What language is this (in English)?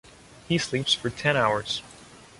English